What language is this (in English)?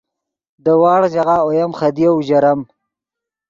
Yidgha